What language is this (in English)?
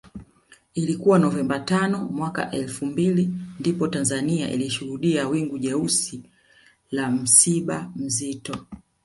Swahili